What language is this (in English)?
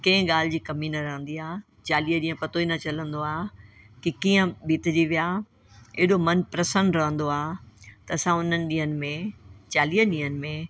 Sindhi